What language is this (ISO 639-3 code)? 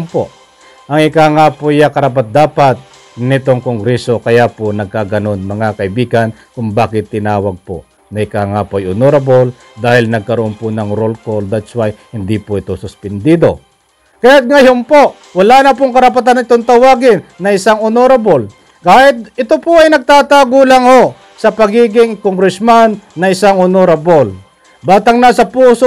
fil